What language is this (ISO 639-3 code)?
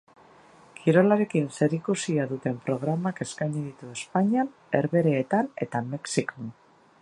eus